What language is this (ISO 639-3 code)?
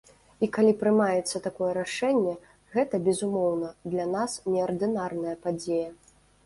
bel